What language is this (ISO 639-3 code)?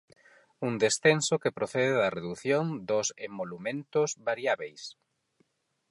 glg